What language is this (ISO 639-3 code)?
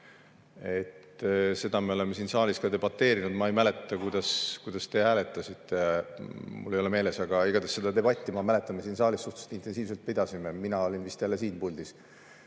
est